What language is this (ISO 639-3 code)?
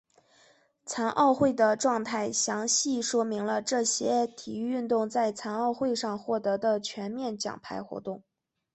zho